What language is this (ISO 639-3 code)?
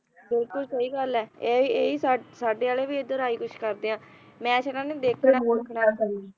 pan